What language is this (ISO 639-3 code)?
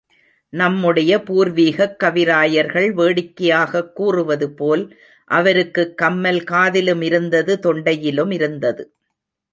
tam